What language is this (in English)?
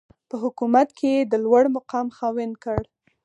Pashto